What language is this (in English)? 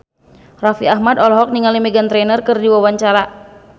Sundanese